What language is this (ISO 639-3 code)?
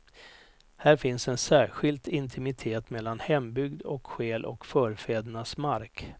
swe